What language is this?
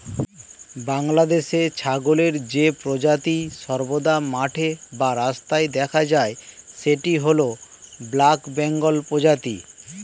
Bangla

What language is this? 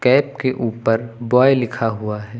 Hindi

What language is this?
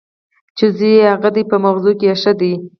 Pashto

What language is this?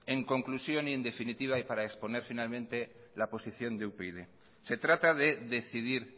Spanish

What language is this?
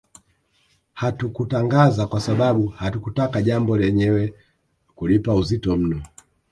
Swahili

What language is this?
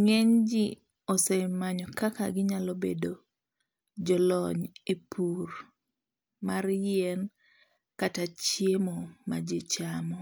Luo (Kenya and Tanzania)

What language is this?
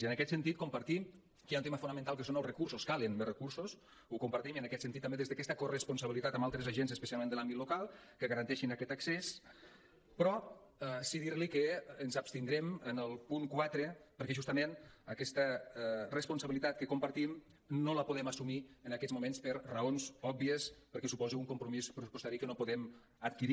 Catalan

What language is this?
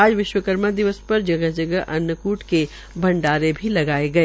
Hindi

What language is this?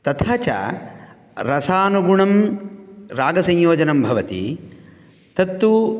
Sanskrit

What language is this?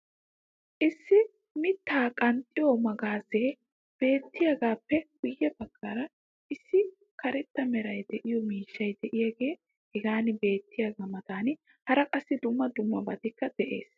Wolaytta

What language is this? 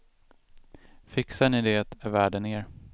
Swedish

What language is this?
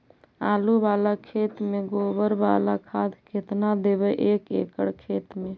Magahi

